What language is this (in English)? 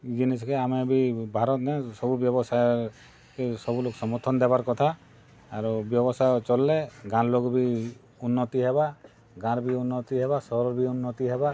Odia